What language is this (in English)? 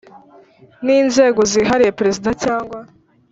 Kinyarwanda